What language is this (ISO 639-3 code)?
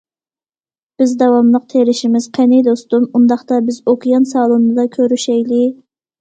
uig